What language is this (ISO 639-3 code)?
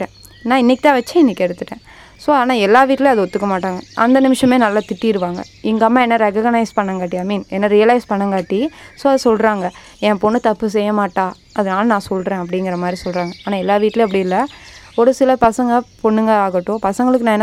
tam